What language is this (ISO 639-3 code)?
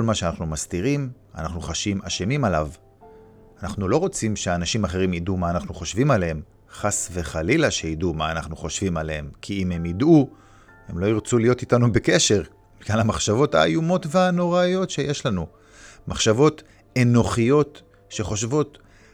heb